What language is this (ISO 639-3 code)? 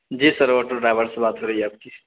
urd